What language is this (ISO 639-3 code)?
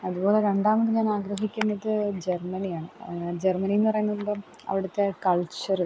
mal